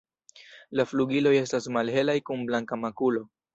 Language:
Esperanto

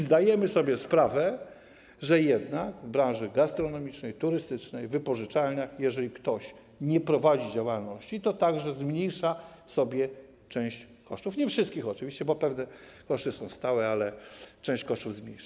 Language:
Polish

